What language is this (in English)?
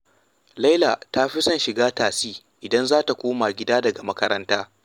Hausa